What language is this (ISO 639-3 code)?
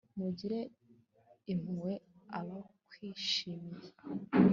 kin